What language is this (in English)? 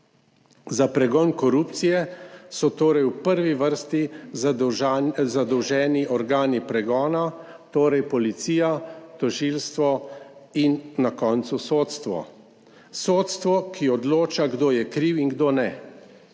Slovenian